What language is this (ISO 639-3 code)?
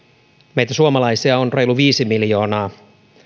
fin